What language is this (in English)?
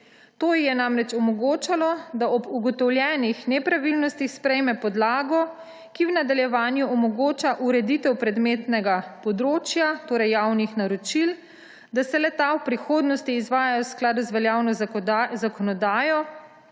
Slovenian